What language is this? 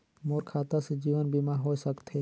Chhattisgarhi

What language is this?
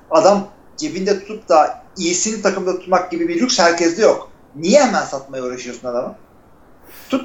Turkish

